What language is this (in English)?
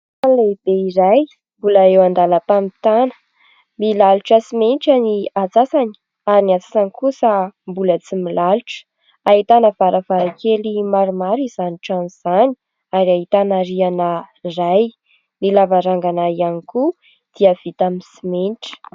Malagasy